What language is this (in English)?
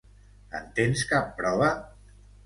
Catalan